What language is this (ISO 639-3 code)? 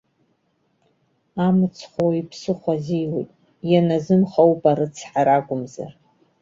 abk